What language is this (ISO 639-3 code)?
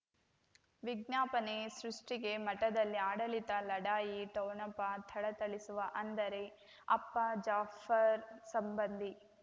kan